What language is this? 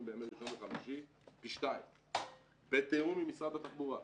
Hebrew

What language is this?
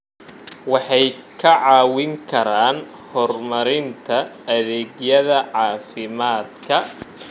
Somali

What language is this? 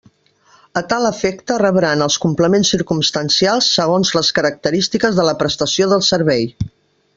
Catalan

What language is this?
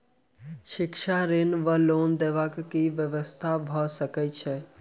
Maithili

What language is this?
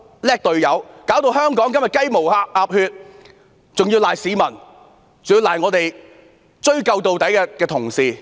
Cantonese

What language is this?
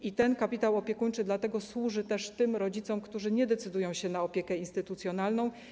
Polish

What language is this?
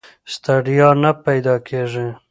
Pashto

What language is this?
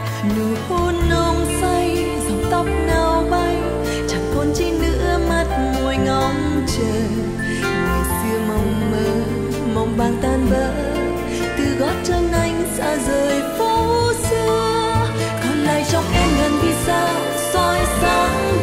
Vietnamese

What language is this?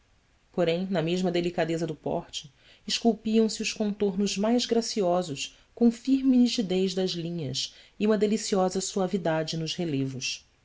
Portuguese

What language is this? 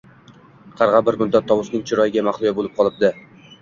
Uzbek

